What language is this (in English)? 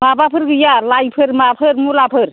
Bodo